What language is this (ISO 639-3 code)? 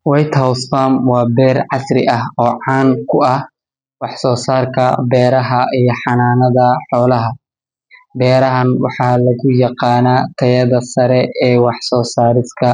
som